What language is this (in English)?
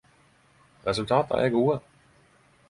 Norwegian Nynorsk